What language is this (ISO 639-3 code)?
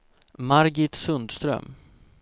swe